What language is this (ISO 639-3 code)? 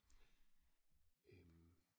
dan